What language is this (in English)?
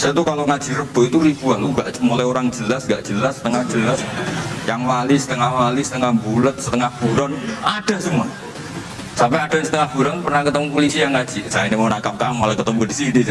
Indonesian